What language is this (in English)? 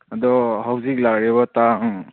Manipuri